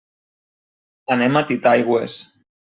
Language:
Catalan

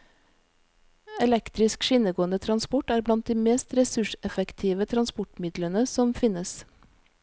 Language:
Norwegian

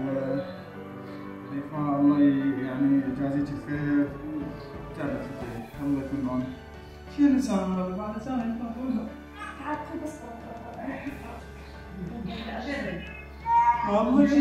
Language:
Arabic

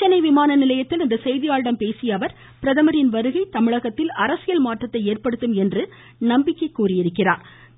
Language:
Tamil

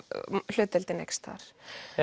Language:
Icelandic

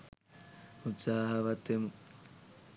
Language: Sinhala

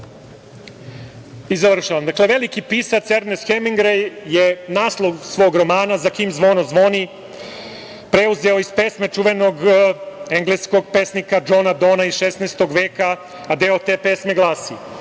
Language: Serbian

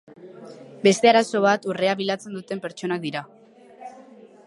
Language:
Basque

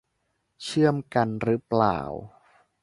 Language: Thai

